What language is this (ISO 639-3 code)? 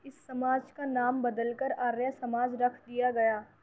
urd